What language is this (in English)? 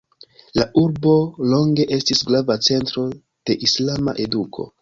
Esperanto